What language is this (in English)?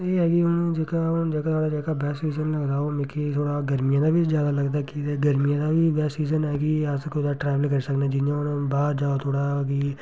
Dogri